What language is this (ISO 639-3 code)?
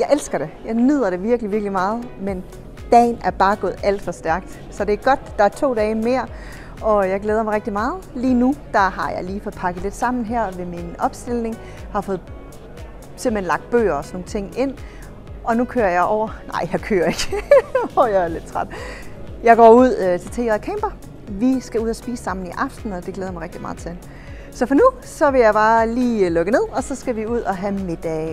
dan